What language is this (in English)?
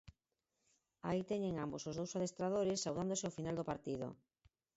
Galician